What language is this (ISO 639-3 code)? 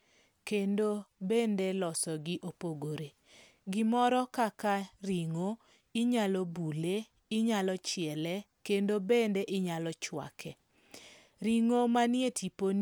luo